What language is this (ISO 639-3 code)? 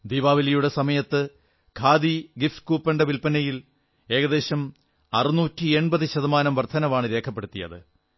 mal